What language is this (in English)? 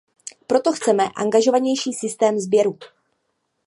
Czech